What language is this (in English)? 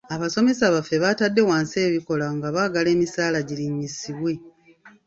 Ganda